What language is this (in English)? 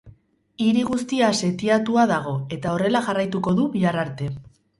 Basque